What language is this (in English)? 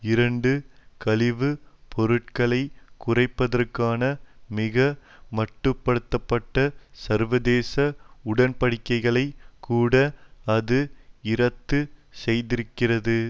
Tamil